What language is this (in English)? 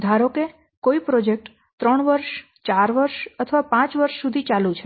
Gujarati